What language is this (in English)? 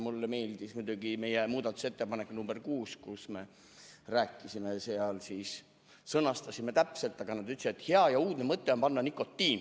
Estonian